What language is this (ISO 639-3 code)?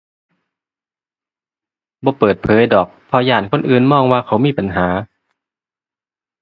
tha